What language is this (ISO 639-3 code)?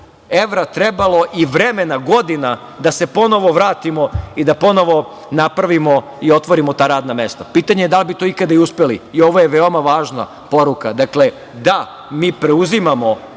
srp